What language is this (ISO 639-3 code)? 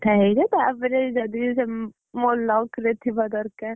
ori